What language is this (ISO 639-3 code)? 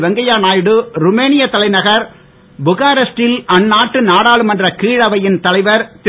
tam